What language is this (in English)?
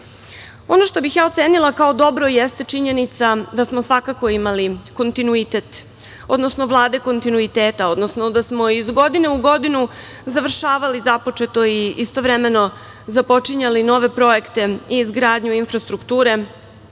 Serbian